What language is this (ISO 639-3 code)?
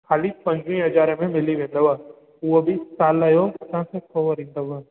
snd